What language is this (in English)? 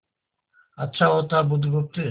Hindi